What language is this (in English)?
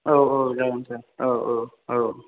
Bodo